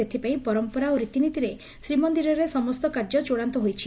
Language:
Odia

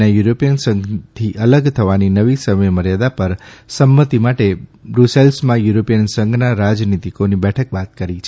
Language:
Gujarati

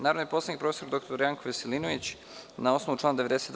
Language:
Serbian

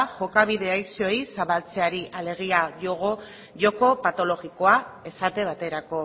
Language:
Basque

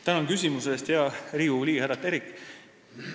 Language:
Estonian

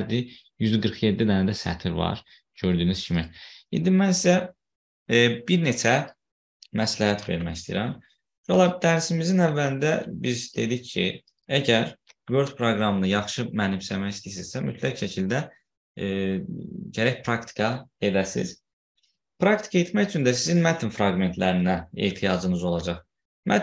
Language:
Turkish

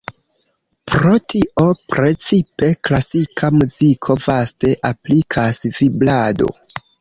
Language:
Esperanto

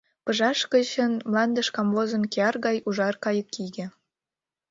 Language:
Mari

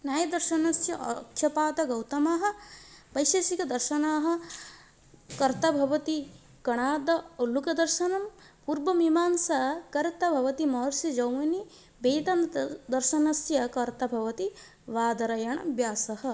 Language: Sanskrit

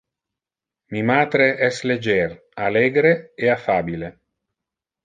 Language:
Interlingua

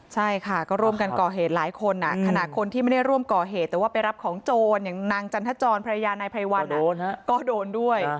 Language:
Thai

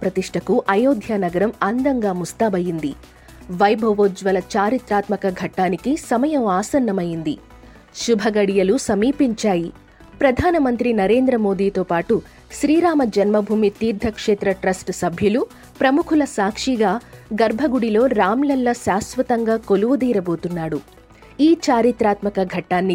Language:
Telugu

